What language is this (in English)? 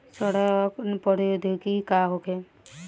Bhojpuri